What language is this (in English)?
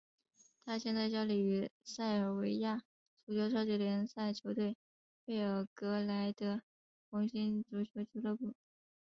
Chinese